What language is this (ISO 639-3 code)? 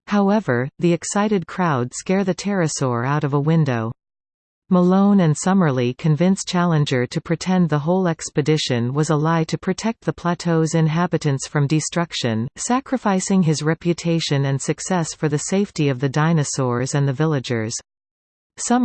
eng